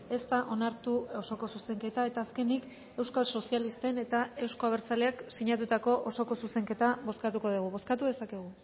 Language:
Basque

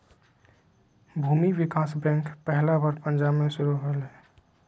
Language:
Magahi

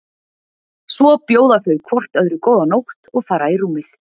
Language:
Icelandic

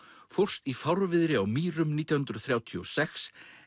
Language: Icelandic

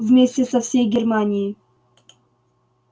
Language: Russian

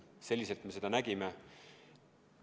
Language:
Estonian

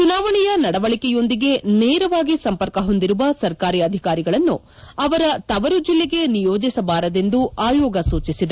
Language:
Kannada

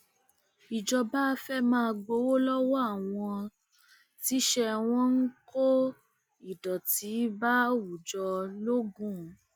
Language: Yoruba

